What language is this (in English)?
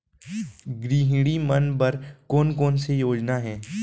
Chhattisgarhi